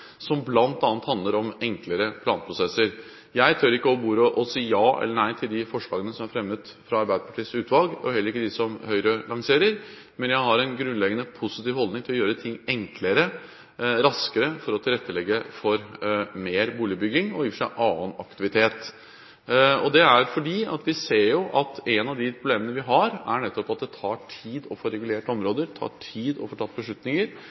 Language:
Norwegian Bokmål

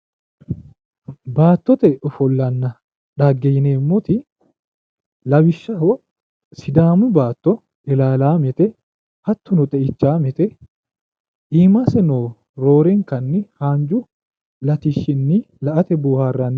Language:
Sidamo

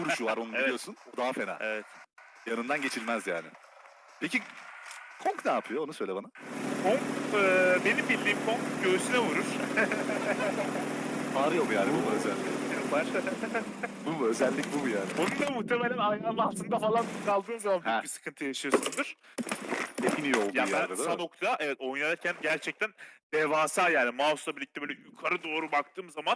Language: Turkish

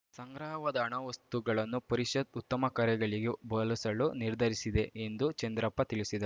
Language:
Kannada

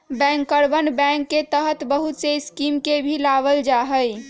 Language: Magahi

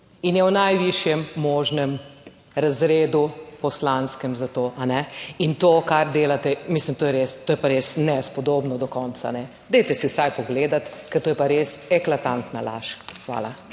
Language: Slovenian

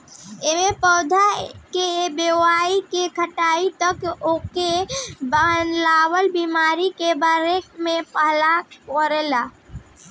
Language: Bhojpuri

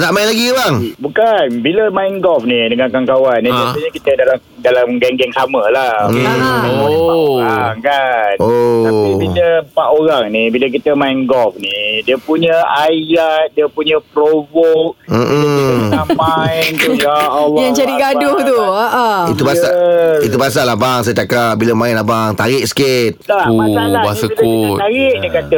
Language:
Malay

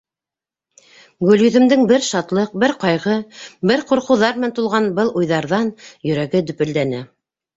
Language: Bashkir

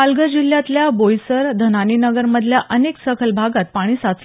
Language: Marathi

